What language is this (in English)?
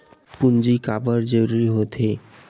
Chhattisgarhi